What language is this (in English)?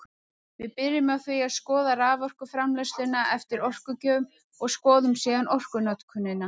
Icelandic